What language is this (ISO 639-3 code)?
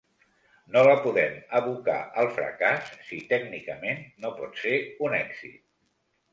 cat